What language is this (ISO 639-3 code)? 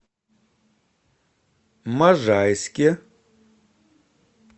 rus